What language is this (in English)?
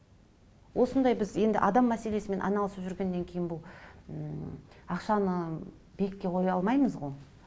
Kazakh